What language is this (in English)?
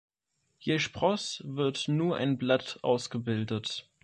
German